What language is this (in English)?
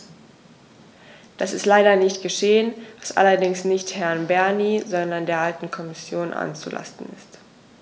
German